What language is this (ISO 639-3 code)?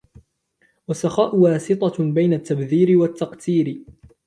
ara